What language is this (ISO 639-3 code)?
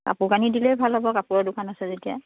asm